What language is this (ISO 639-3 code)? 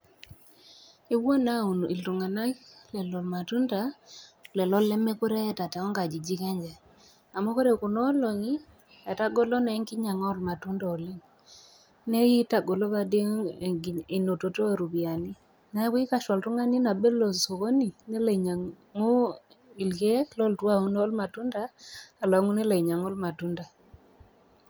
mas